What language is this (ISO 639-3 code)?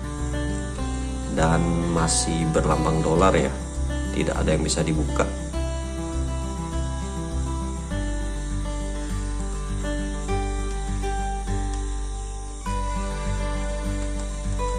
ind